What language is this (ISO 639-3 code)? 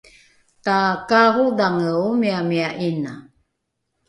dru